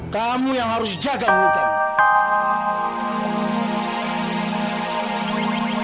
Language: Indonesian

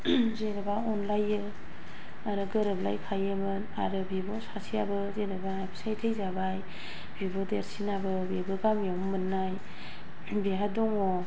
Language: Bodo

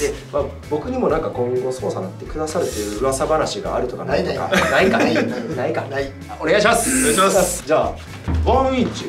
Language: Japanese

